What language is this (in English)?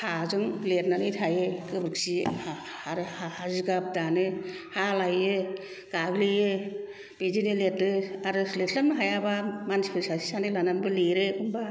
Bodo